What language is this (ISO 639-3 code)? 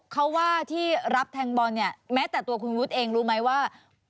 tha